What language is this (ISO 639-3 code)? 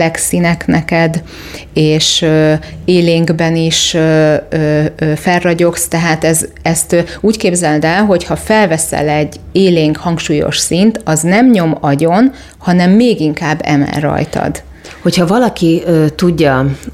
hun